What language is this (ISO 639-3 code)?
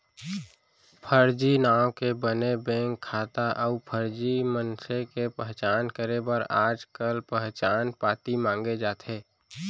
hne